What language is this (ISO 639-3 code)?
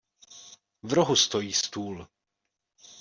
ces